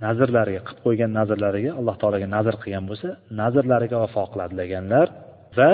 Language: Bulgarian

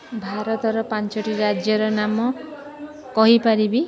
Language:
Odia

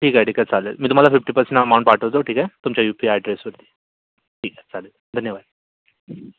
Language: Marathi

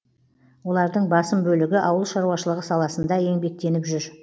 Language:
Kazakh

